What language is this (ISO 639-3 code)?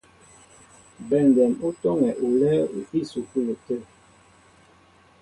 mbo